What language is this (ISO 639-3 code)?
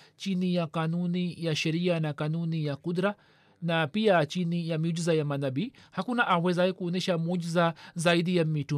swa